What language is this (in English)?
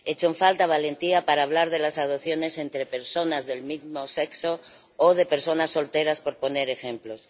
Spanish